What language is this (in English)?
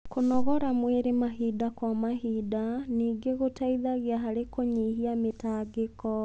Kikuyu